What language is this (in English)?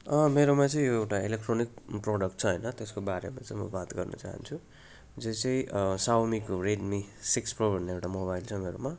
Nepali